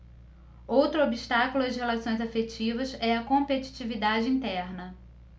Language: Portuguese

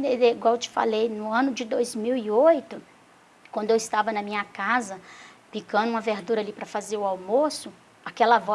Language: Portuguese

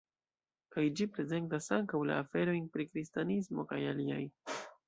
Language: Esperanto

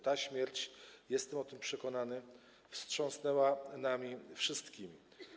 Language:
Polish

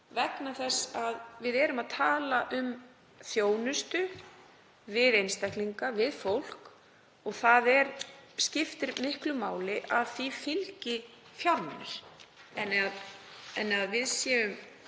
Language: Icelandic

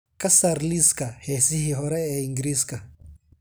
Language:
Somali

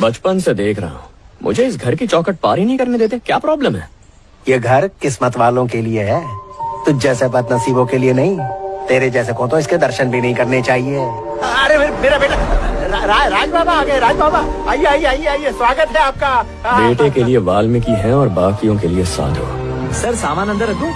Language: Hindi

